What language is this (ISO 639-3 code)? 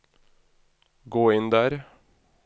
nor